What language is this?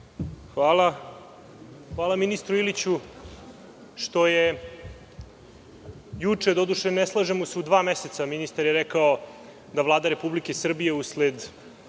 Serbian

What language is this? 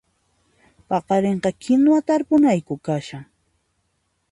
Puno Quechua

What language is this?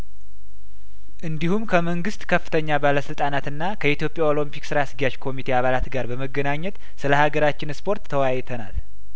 Amharic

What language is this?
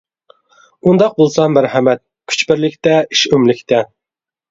Uyghur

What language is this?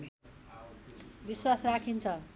Nepali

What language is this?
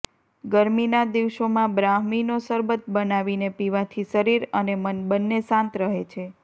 Gujarati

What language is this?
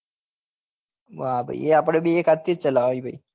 Gujarati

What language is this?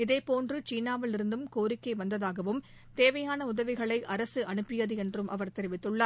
Tamil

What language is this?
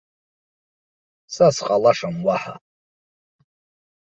Abkhazian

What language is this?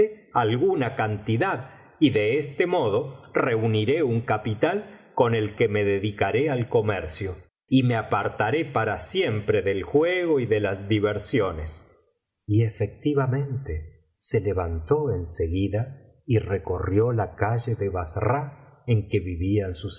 Spanish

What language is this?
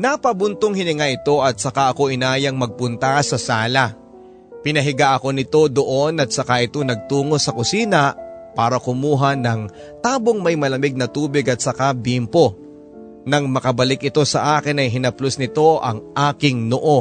Filipino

